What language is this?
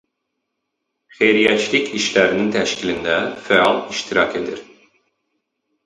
Azerbaijani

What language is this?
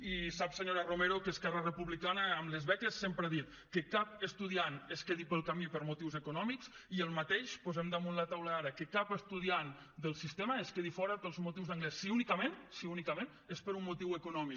Catalan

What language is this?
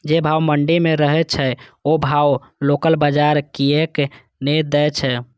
Maithili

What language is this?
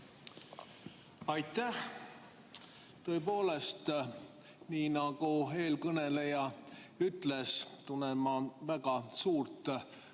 Estonian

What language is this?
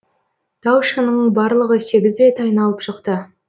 Kazakh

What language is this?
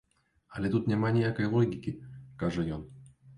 Belarusian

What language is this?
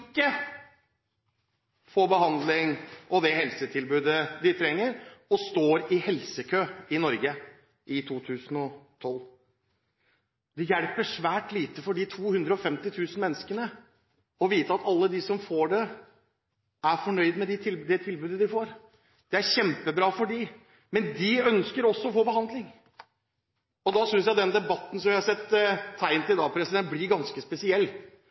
Norwegian Bokmål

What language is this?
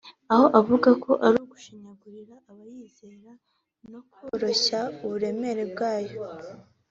Kinyarwanda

